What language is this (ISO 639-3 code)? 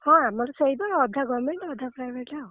ori